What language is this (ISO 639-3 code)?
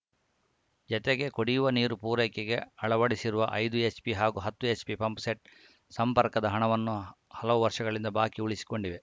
kan